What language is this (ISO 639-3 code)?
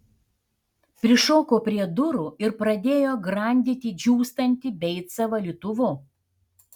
lit